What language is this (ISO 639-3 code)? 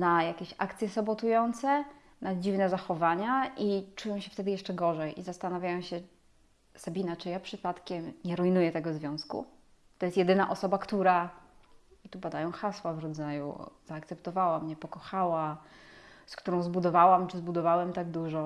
pol